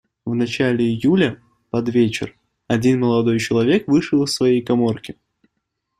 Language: Russian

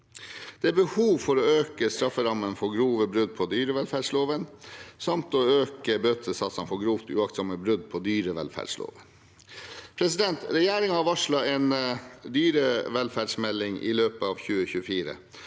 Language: Norwegian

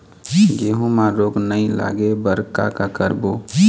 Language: Chhattisgarhi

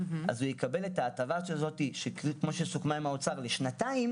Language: Hebrew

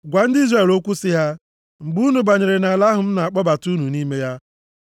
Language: Igbo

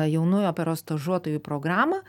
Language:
Lithuanian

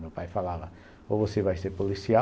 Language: Portuguese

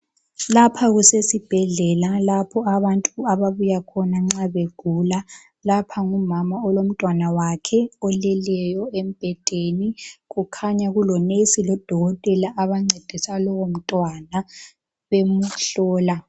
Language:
North Ndebele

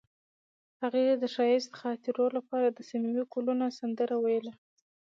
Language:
Pashto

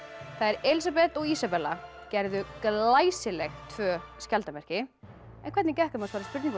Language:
Icelandic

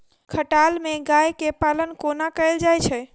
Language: Maithili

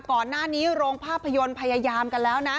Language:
Thai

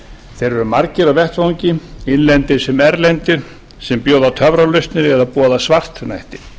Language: Icelandic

